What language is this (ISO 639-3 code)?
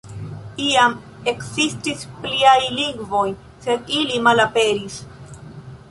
epo